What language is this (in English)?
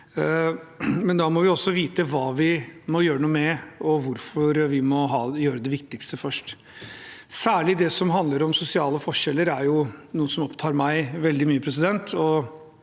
Norwegian